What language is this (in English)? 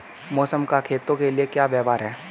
Hindi